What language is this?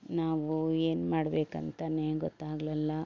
Kannada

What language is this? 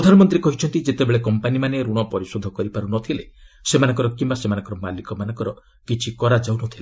Odia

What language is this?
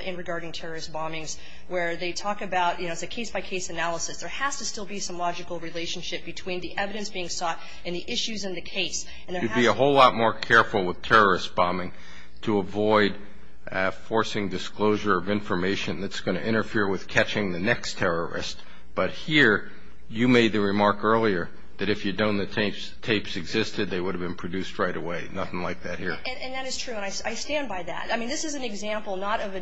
English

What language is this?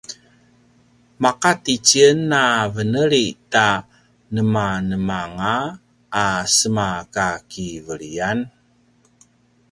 Paiwan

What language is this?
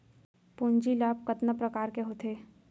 Chhattisgarhi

